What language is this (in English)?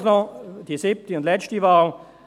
Swiss German